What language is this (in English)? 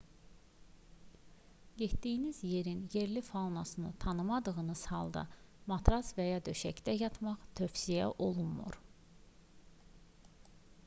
Azerbaijani